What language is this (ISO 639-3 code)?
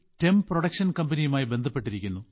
mal